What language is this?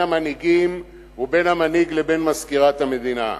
Hebrew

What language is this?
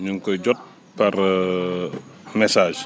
Wolof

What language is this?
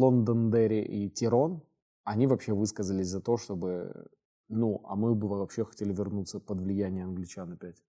Russian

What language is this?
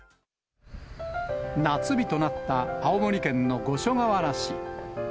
Japanese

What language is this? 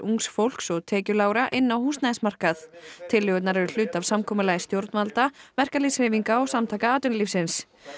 Icelandic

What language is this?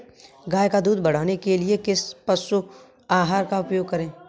Hindi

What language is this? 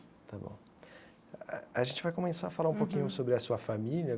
Portuguese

